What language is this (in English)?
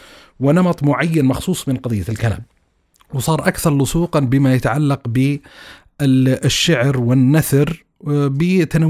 Arabic